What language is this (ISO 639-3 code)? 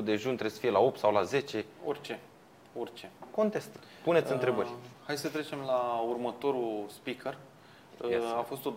ron